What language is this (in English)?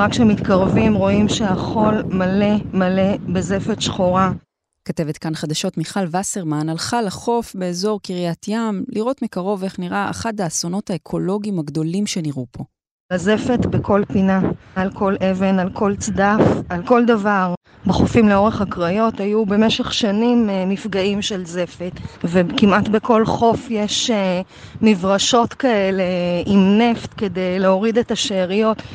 Hebrew